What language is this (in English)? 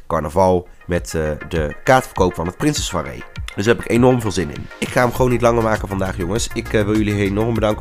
Dutch